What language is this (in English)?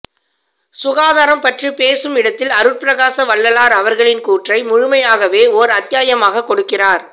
Tamil